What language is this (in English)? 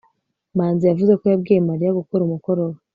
Kinyarwanda